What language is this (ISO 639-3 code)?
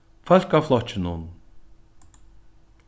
fao